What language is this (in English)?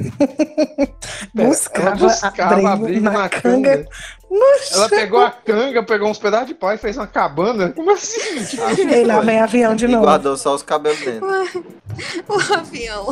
Portuguese